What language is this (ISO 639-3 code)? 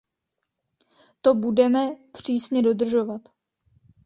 ces